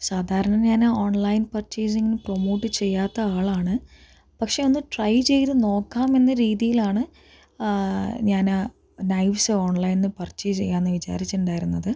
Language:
Malayalam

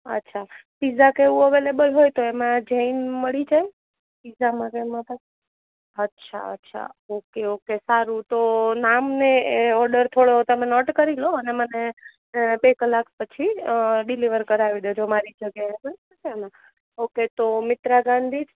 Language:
Gujarati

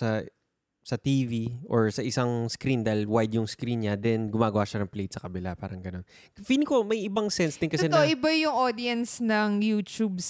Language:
Filipino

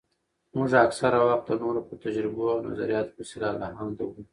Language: Pashto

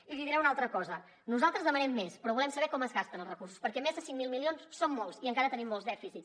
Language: Catalan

